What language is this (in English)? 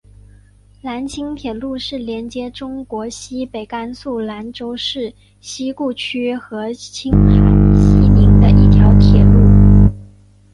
Chinese